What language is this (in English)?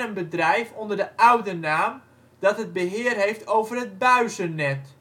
Dutch